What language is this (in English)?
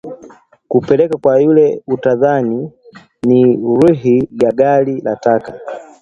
Swahili